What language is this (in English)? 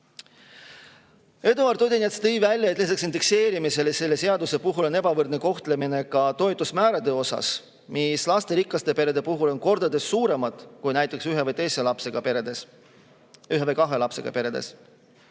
Estonian